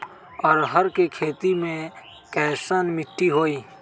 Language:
Magahi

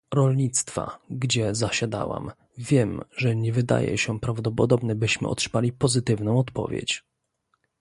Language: Polish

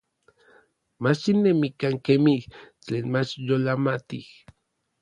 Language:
Orizaba Nahuatl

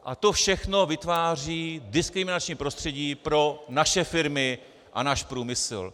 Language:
Czech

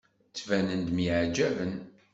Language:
Kabyle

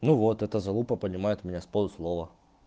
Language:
Russian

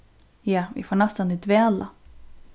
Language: Faroese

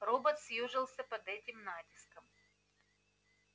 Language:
Russian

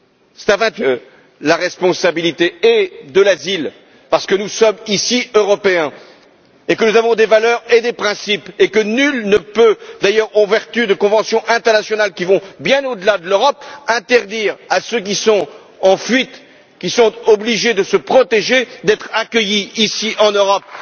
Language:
French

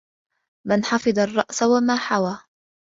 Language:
Arabic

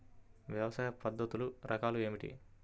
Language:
Telugu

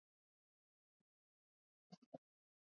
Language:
Swahili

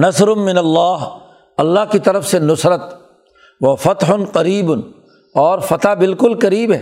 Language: Urdu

